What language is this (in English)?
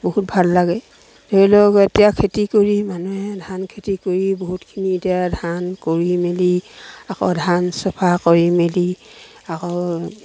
Assamese